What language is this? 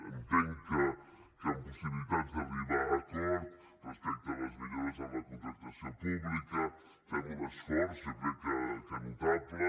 Catalan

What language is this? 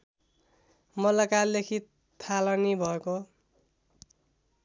Nepali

